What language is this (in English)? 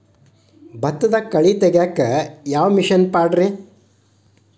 Kannada